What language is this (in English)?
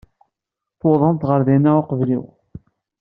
Kabyle